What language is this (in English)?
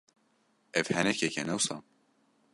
Kurdish